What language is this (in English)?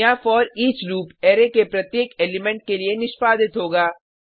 Hindi